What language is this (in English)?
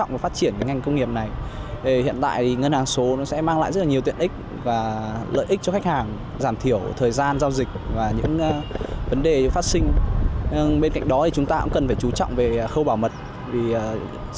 Vietnamese